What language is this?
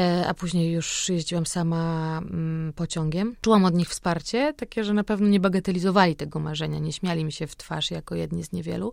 Polish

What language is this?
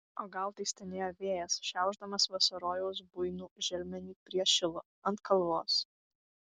Lithuanian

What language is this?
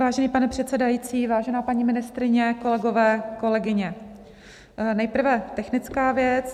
Czech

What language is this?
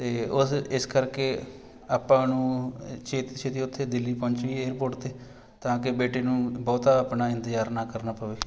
Punjabi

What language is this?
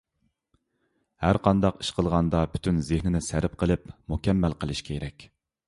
Uyghur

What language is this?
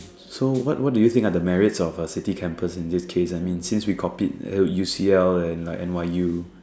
English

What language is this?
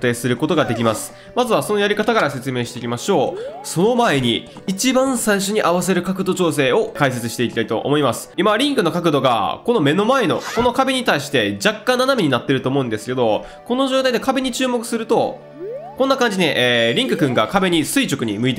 Japanese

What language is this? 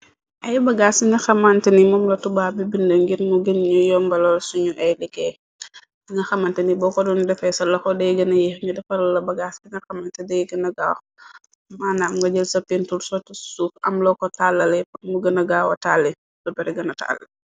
Wolof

